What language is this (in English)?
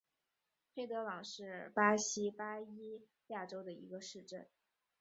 Chinese